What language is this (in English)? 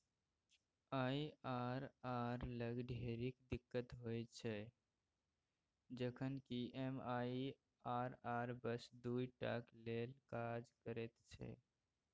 Maithili